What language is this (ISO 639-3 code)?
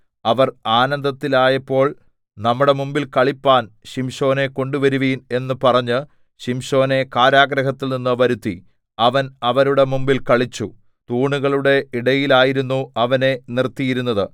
mal